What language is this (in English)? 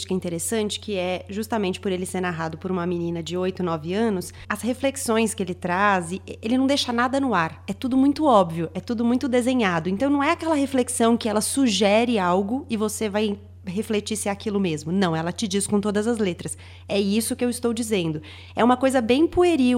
Portuguese